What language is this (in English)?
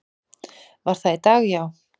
Icelandic